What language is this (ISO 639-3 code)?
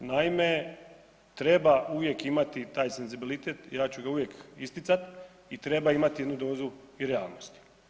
hrv